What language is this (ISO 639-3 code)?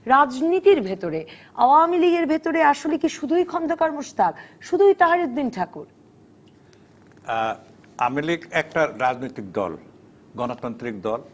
ben